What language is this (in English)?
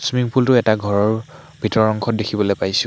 Assamese